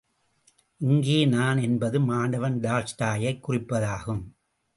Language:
Tamil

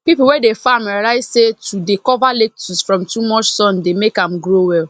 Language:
Nigerian Pidgin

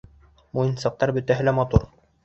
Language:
Bashkir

